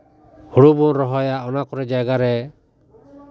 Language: Santali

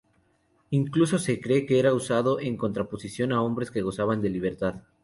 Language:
Spanish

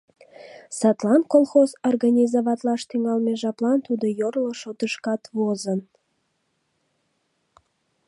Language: Mari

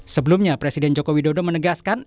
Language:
Indonesian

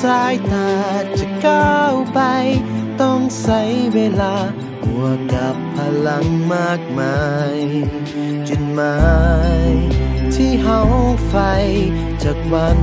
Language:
Thai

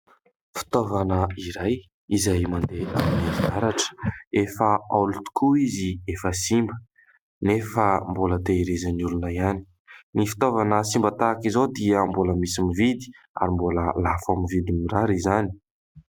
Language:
Malagasy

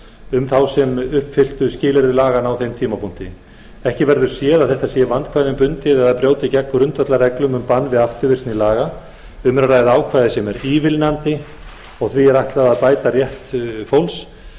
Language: Icelandic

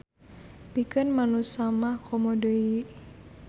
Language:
Sundanese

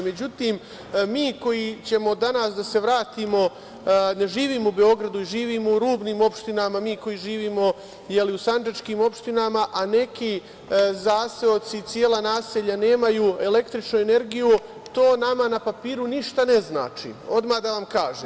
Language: Serbian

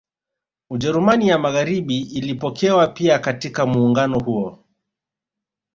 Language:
Swahili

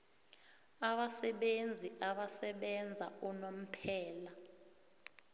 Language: South Ndebele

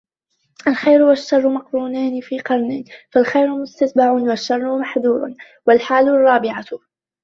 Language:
Arabic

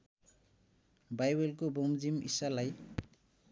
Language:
Nepali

